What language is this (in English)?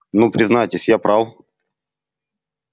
Russian